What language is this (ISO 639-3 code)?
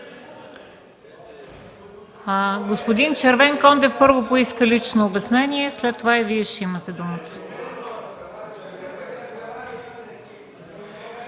bul